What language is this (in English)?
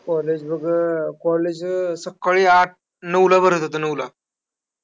Marathi